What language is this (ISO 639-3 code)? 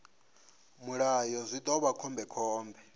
ven